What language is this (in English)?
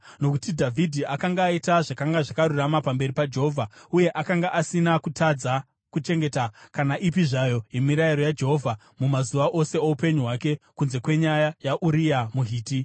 Shona